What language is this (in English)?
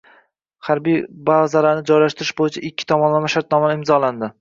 Uzbek